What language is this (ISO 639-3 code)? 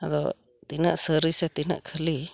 sat